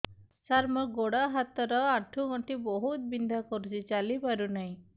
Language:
Odia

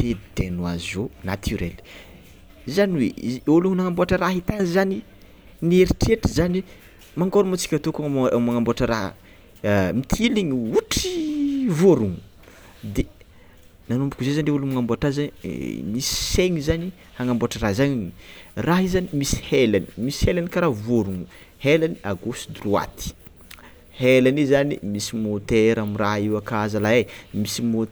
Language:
Tsimihety Malagasy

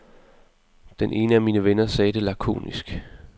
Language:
Danish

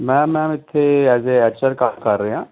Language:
Punjabi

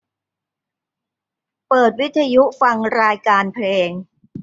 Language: Thai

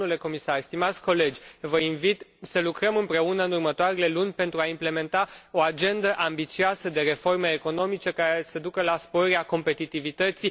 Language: Romanian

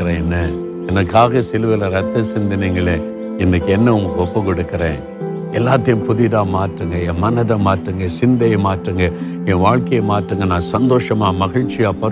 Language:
Tamil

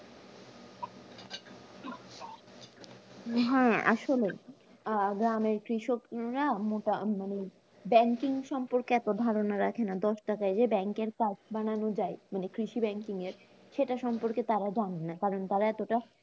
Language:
Bangla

